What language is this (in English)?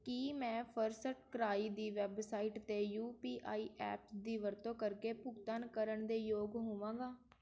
Punjabi